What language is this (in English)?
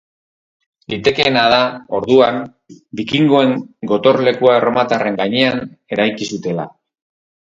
Basque